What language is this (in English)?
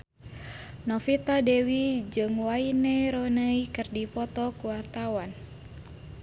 Sundanese